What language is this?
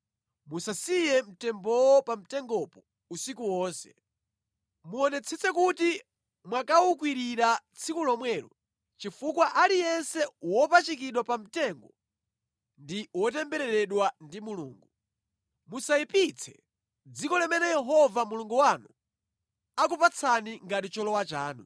Nyanja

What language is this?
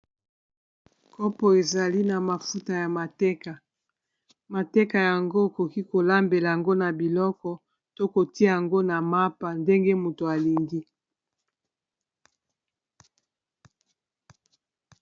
Lingala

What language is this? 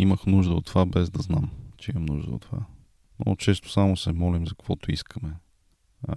Bulgarian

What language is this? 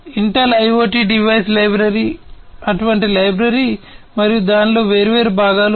Telugu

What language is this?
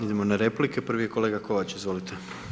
Croatian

